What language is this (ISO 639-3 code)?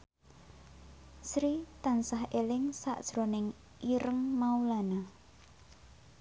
jav